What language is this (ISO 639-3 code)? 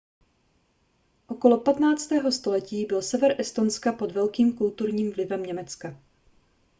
ces